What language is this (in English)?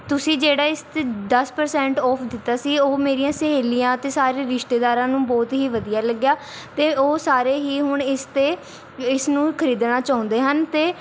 Punjabi